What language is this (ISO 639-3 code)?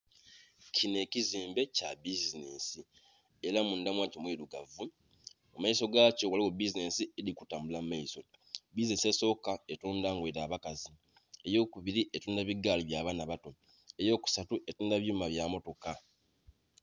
xog